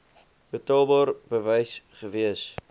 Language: Afrikaans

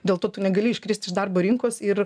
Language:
Lithuanian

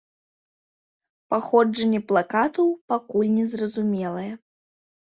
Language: Belarusian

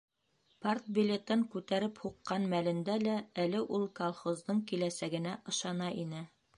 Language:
Bashkir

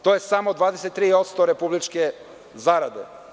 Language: Serbian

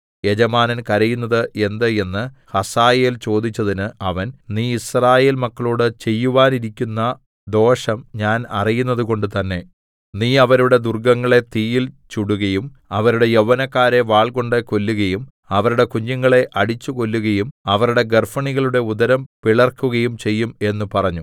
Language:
Malayalam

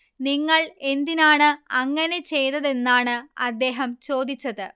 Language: Malayalam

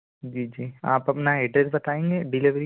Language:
Hindi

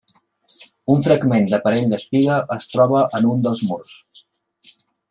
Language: Catalan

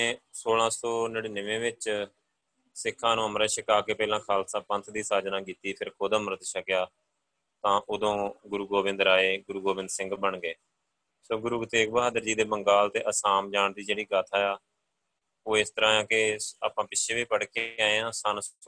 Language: Punjabi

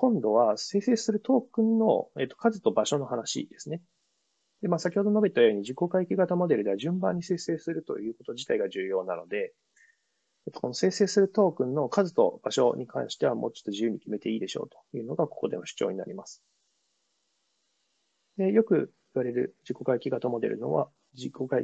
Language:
Japanese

